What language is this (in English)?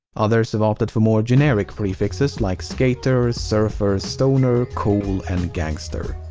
English